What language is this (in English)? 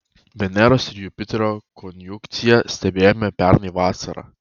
Lithuanian